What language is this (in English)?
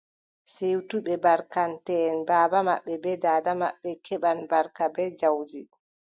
Adamawa Fulfulde